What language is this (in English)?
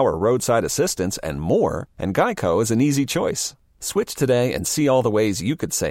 English